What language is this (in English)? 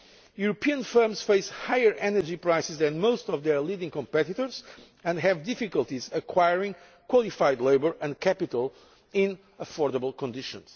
English